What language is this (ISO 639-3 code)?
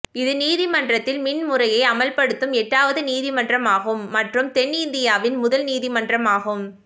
tam